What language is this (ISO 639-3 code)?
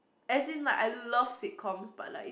eng